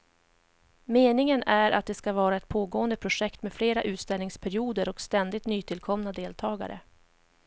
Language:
Swedish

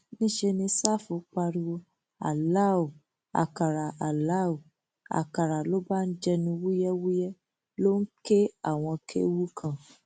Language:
Yoruba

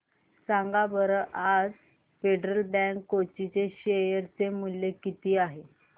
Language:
Marathi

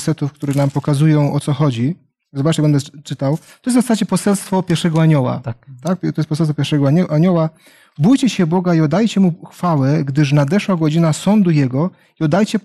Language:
Polish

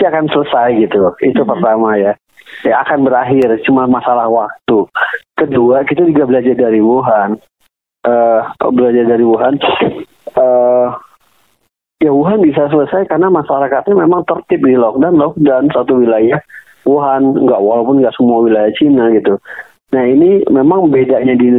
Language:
Indonesian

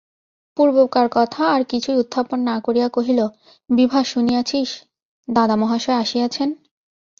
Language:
Bangla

